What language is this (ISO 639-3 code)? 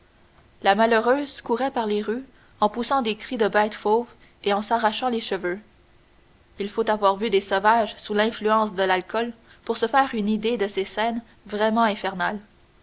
fra